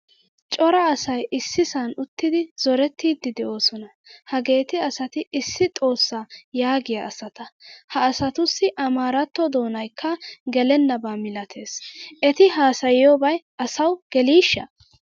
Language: Wolaytta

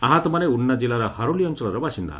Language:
Odia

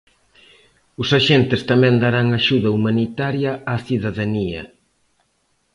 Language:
Galician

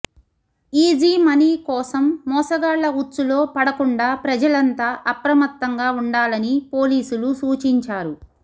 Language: Telugu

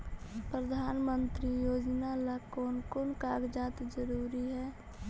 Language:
Magahi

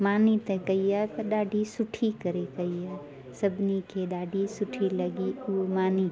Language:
Sindhi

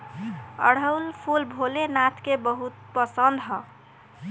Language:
Bhojpuri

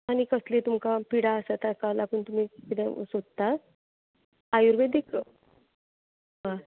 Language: Konkani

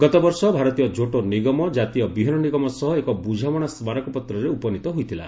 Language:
Odia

